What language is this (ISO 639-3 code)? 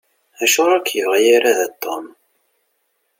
kab